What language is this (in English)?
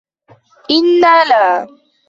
Arabic